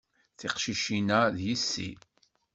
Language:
Kabyle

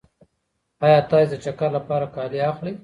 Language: Pashto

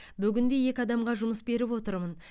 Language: Kazakh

